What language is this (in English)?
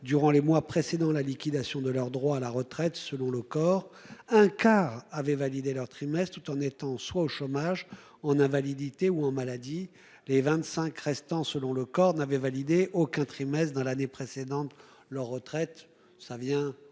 French